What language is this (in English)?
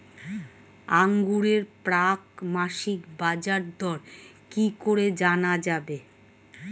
Bangla